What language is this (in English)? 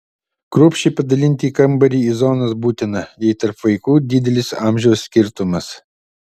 Lithuanian